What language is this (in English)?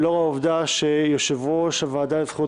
Hebrew